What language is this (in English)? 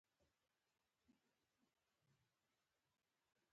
Pashto